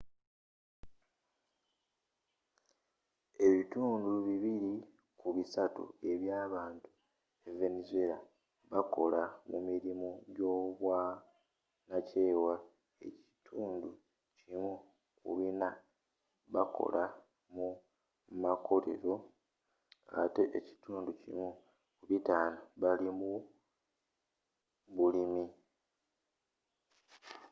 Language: Ganda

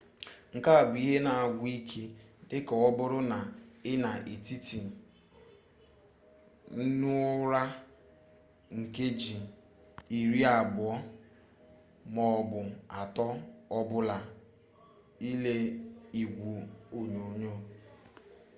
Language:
Igbo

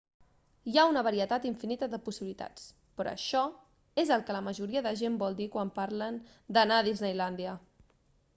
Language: Catalan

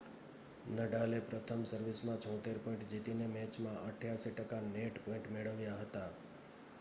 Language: Gujarati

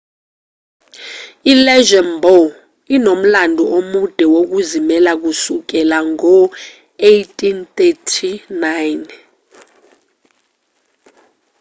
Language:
Zulu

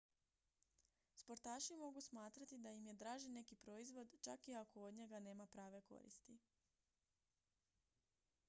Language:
Croatian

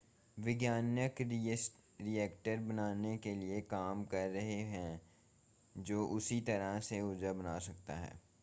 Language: Hindi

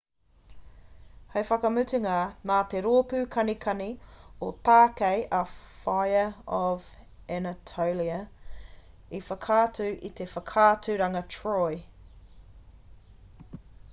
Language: Māori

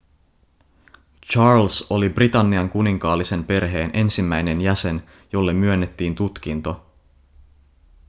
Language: Finnish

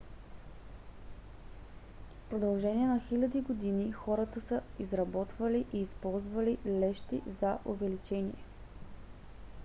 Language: Bulgarian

